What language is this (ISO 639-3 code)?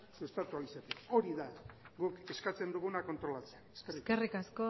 eus